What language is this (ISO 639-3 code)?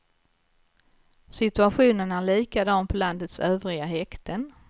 swe